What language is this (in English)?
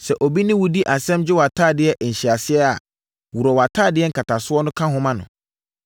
Akan